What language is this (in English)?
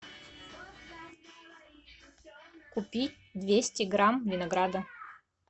Russian